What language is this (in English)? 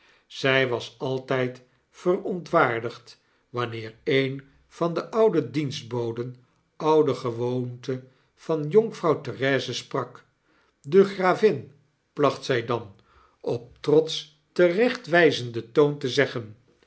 Dutch